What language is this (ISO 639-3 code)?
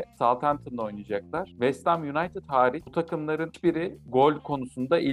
tur